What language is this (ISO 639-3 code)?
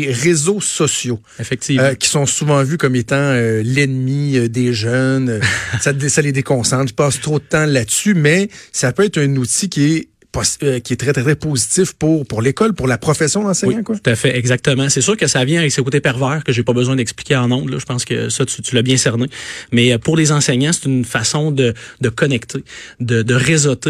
fra